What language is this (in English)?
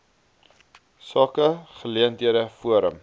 Afrikaans